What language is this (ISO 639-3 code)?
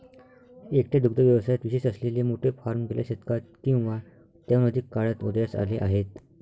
mar